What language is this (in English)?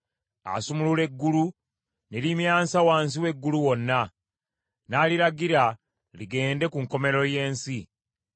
Ganda